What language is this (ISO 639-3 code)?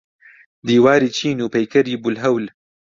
ckb